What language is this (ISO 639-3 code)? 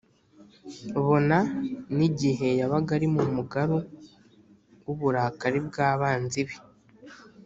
kin